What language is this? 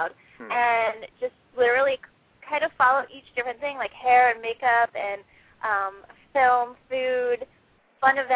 English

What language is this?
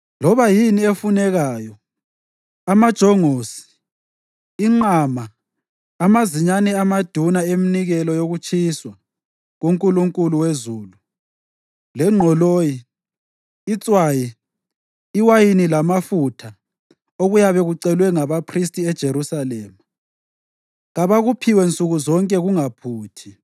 North Ndebele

